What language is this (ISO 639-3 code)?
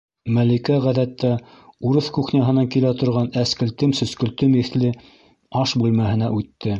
bak